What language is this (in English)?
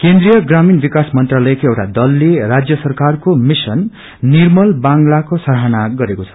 Nepali